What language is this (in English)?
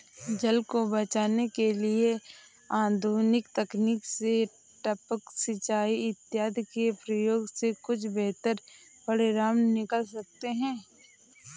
Hindi